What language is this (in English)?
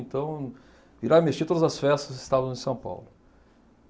Portuguese